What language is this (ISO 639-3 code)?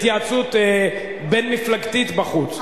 heb